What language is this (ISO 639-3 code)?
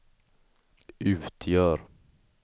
swe